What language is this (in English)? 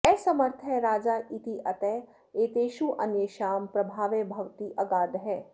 Sanskrit